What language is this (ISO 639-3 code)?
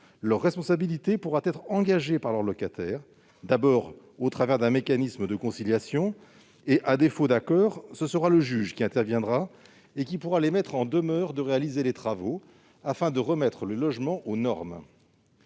fra